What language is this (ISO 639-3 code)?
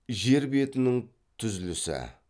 kaz